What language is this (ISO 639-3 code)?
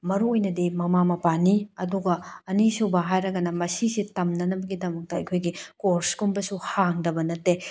mni